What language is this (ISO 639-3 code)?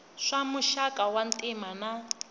tso